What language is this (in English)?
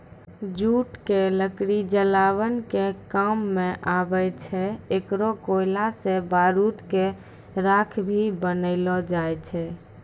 Maithili